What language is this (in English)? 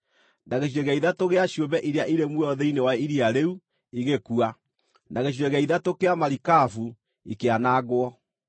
Kikuyu